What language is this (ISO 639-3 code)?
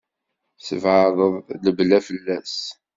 kab